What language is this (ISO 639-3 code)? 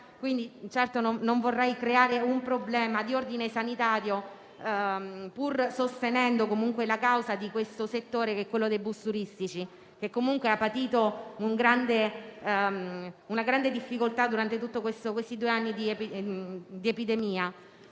ita